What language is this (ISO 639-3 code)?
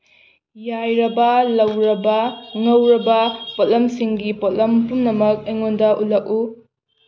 mni